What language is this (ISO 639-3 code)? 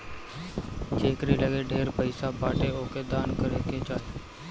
bho